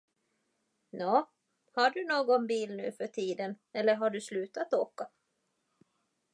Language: Swedish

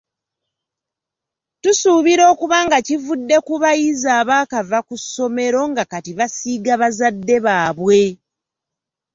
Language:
Ganda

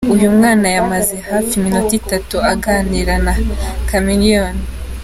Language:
Kinyarwanda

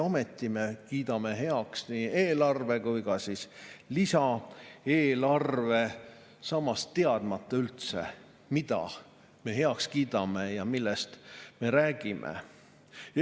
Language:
Estonian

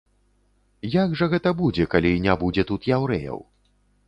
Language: Belarusian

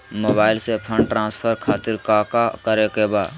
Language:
Magahi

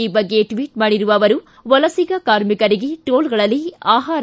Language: Kannada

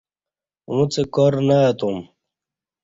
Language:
Kati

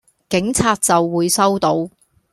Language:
Cantonese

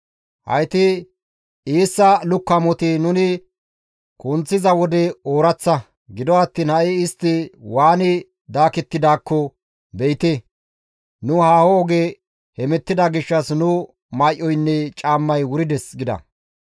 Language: Gamo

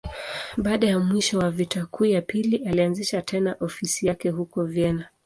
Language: Swahili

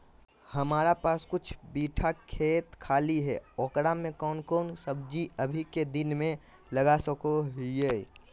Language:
Magahi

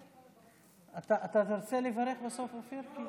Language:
Hebrew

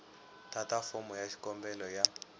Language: Tsonga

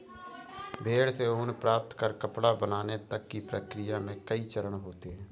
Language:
Hindi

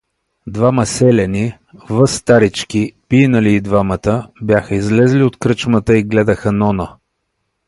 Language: Bulgarian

